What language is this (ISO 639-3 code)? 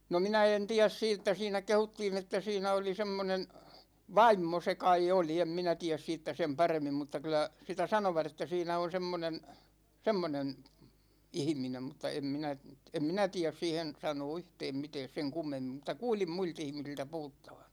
fin